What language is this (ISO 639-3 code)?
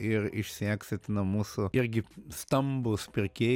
lit